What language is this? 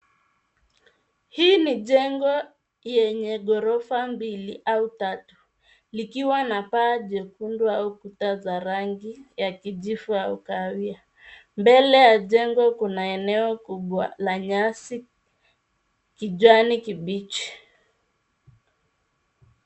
Swahili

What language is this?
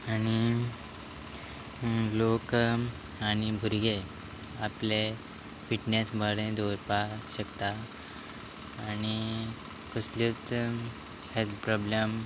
Konkani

